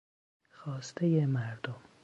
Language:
Persian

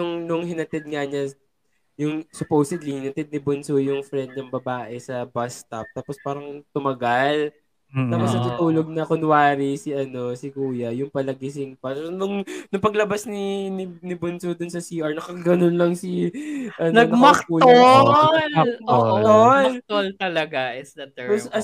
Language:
Filipino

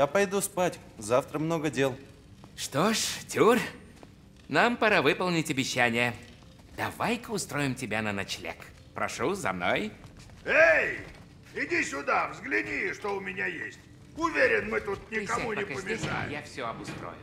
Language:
Russian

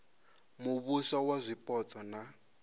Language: Venda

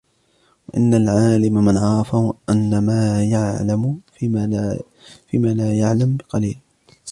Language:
Arabic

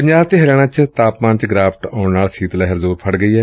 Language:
Punjabi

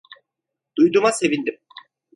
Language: Turkish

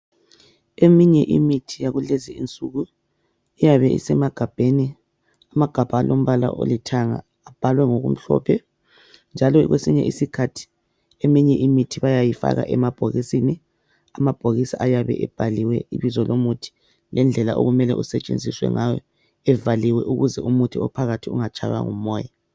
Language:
North Ndebele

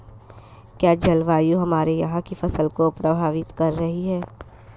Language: Hindi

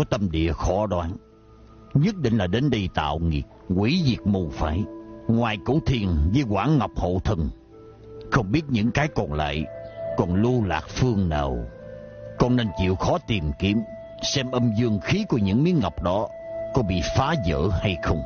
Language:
Vietnamese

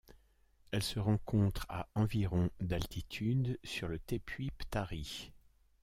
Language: French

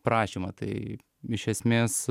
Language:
Lithuanian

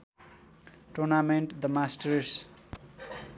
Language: Nepali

